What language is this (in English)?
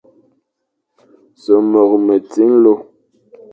Fang